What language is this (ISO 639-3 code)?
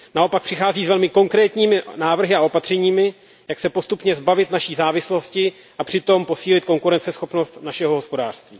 ces